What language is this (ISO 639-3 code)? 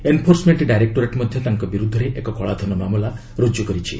ori